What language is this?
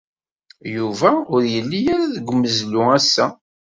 Kabyle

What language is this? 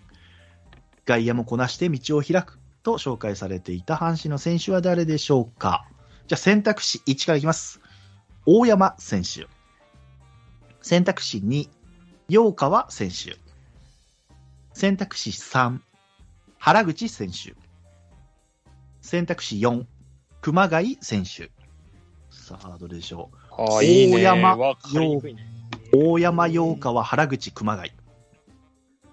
Japanese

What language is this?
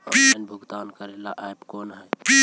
Magahi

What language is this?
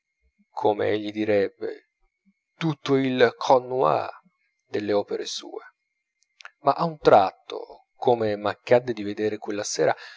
Italian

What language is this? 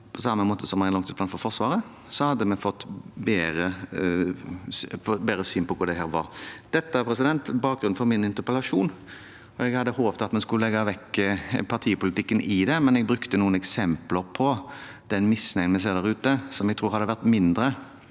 Norwegian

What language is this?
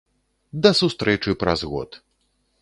Belarusian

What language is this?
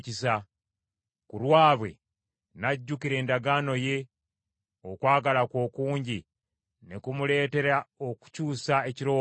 Ganda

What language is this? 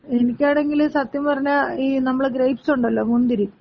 Malayalam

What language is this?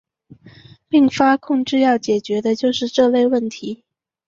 Chinese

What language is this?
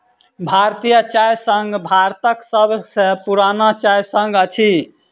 Maithili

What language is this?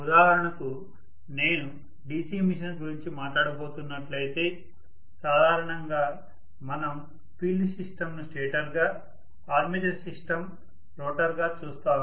Telugu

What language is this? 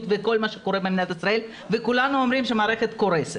Hebrew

